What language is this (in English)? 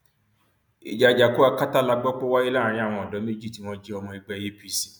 Yoruba